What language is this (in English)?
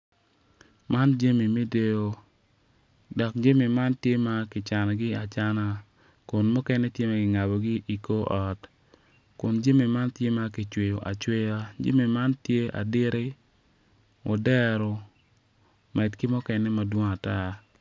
Acoli